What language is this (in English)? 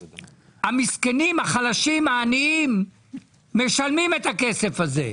Hebrew